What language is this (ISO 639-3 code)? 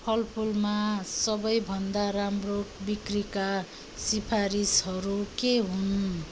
nep